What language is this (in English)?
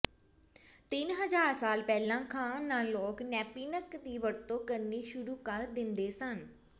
Punjabi